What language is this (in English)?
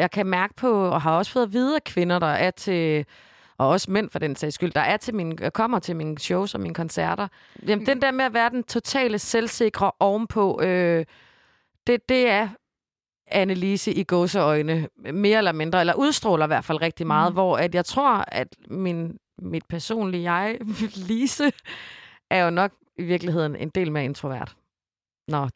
Danish